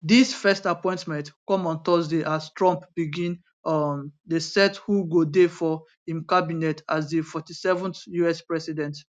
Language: Nigerian Pidgin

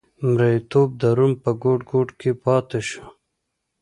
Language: Pashto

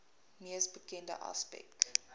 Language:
Afrikaans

